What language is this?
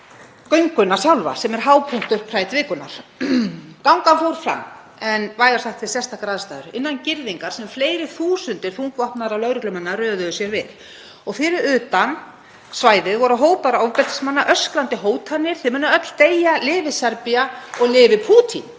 Icelandic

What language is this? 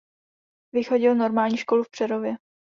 Czech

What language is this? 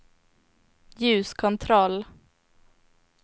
Swedish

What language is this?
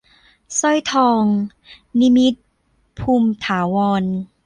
Thai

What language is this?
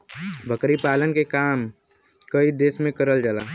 Bhojpuri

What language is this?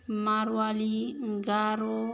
Bodo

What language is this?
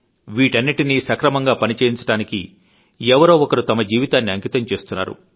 Telugu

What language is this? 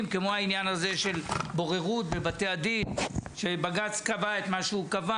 Hebrew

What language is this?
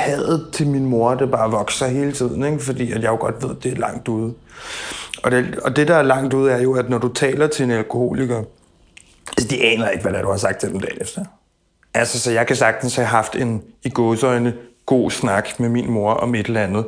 Danish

